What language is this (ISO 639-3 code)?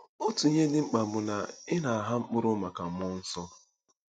ibo